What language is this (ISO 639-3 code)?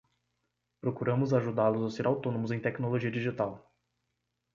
por